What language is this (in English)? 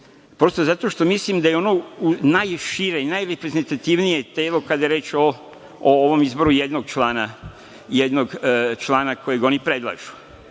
Serbian